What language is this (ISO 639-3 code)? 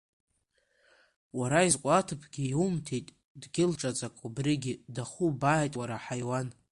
abk